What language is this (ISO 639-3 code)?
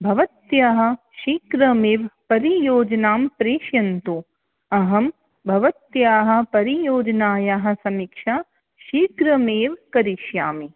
san